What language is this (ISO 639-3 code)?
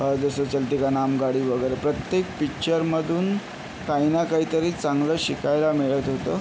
mar